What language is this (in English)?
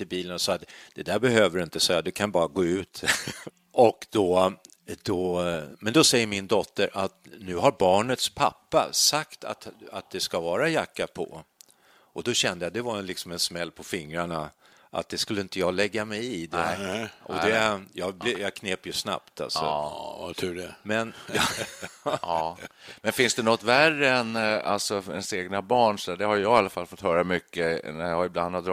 Swedish